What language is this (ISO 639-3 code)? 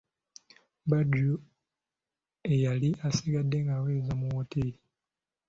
lug